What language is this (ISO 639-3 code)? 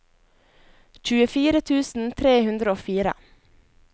nor